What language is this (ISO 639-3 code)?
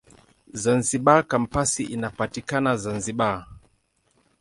swa